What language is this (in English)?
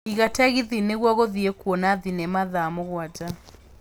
Kikuyu